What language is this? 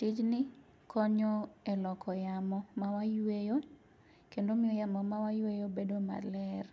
Luo (Kenya and Tanzania)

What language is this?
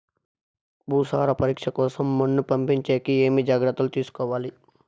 Telugu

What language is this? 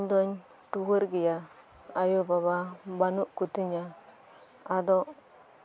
Santali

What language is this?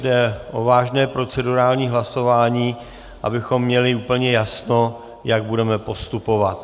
Czech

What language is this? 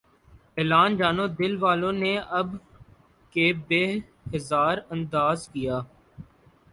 Urdu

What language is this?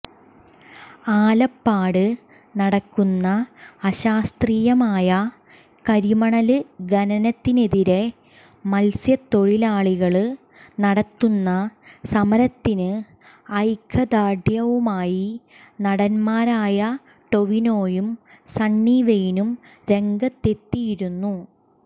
Malayalam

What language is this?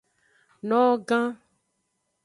Aja (Benin)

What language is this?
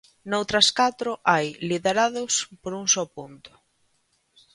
Galician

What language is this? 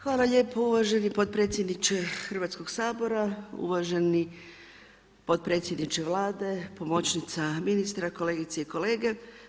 Croatian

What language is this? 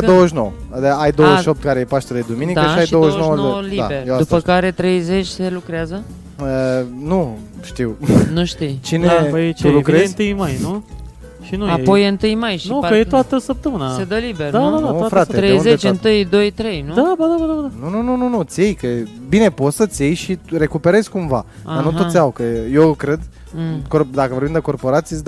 Romanian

